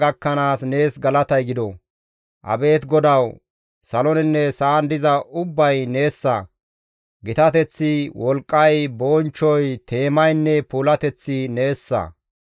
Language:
Gamo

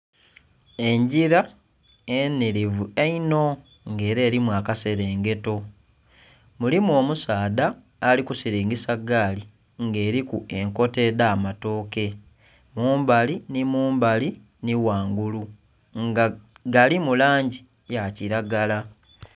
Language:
Soga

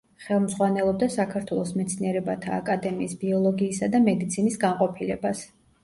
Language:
Georgian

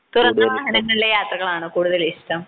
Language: Malayalam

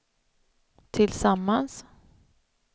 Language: Swedish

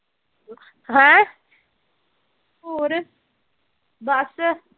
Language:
Punjabi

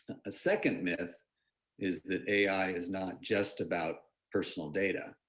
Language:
English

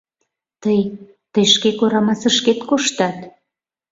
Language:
Mari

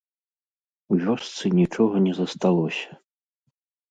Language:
Belarusian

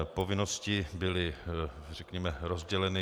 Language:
Czech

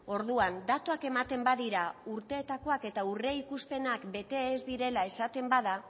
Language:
Basque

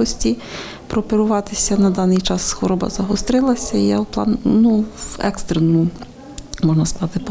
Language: Ukrainian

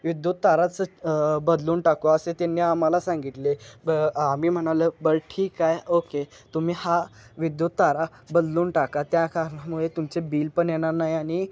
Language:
Marathi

